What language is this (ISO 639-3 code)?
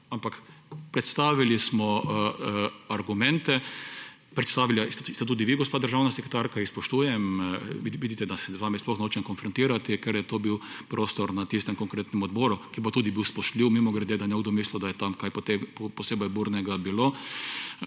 slv